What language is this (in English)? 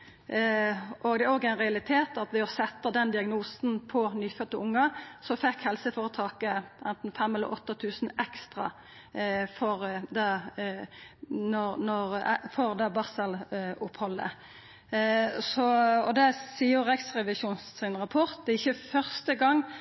Norwegian Nynorsk